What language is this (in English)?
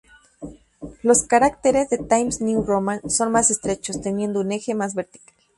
Spanish